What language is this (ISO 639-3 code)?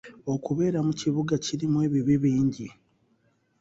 lug